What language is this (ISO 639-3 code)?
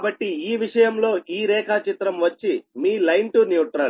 tel